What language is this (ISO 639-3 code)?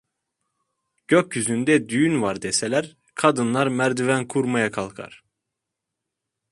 tur